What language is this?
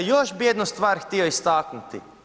Croatian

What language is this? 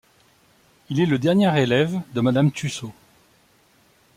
French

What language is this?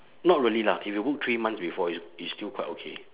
English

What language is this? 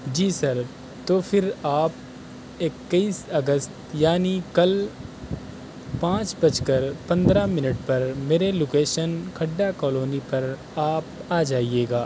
Urdu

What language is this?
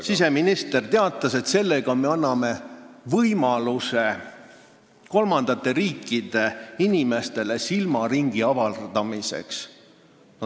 Estonian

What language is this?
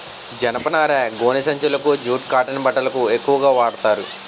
Telugu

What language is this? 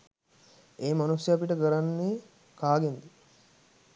Sinhala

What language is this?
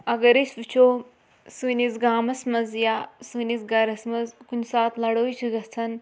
Kashmiri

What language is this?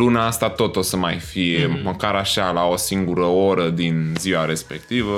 Romanian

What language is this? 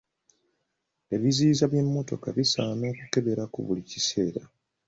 Ganda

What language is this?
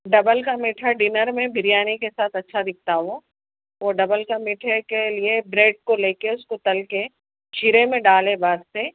Urdu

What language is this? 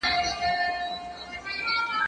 Pashto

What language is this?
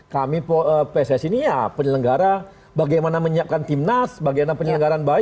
Indonesian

